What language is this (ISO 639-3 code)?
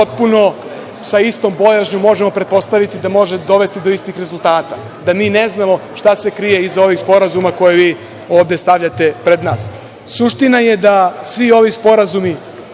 srp